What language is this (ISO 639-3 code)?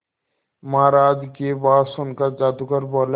hin